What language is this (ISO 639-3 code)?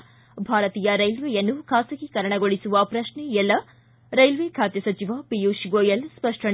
kan